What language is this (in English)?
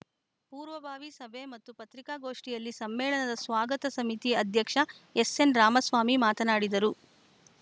Kannada